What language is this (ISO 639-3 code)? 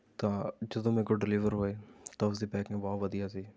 pan